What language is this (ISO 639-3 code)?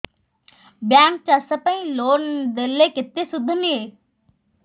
ori